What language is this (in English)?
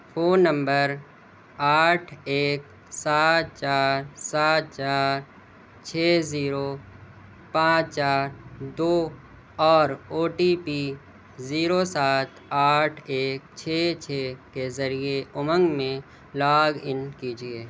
Urdu